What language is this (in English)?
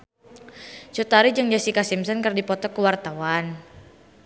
Sundanese